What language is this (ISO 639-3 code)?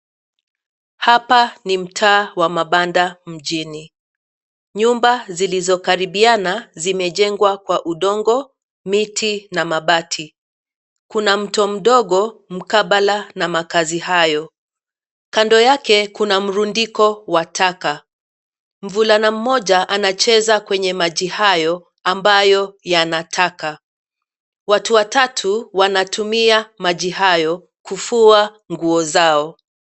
swa